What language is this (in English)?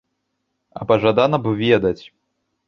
Belarusian